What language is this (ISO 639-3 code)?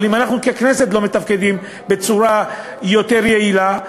heb